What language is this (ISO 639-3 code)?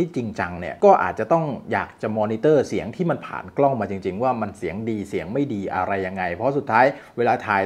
tha